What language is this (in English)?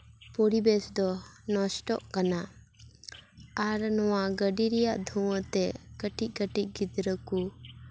Santali